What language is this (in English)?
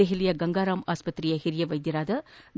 Kannada